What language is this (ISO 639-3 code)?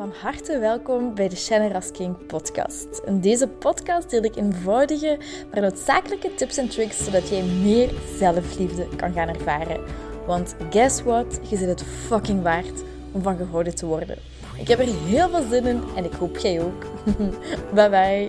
nld